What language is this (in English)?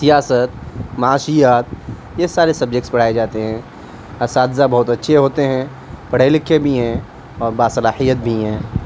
Urdu